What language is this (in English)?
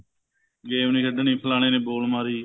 Punjabi